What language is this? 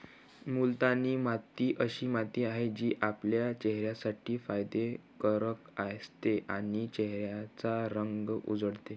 Marathi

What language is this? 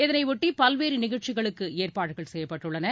Tamil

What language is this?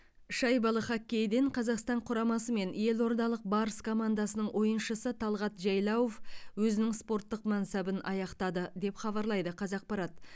Kazakh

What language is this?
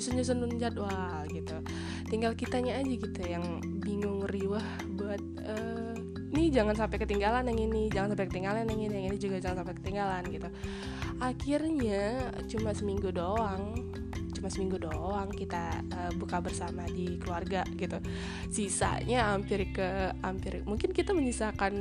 Indonesian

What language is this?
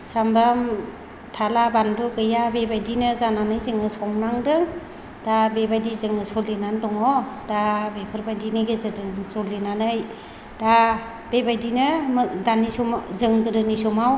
Bodo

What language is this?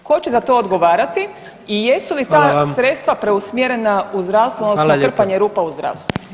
Croatian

